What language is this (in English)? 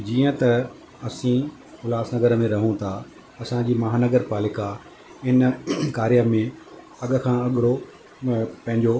Sindhi